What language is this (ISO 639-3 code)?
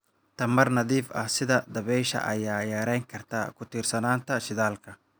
som